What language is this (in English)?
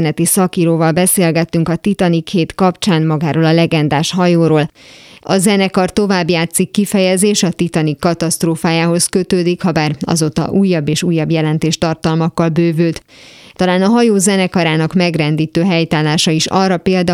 Hungarian